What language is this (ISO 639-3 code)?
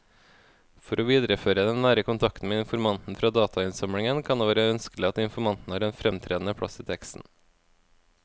nor